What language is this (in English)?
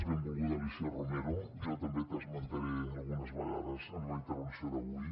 Catalan